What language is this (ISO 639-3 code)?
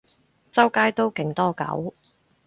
yue